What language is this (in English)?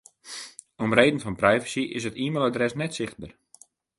Western Frisian